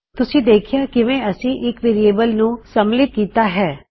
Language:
Punjabi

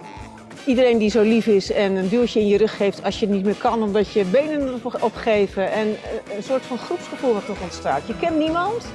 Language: Dutch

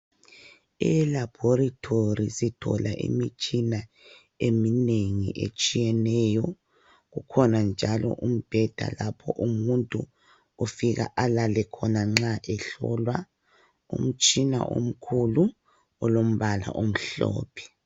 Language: North Ndebele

